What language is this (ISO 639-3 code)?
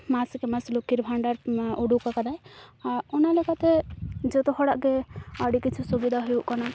sat